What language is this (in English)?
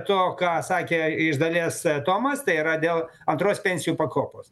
Lithuanian